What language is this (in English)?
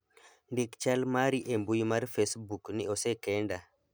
Luo (Kenya and Tanzania)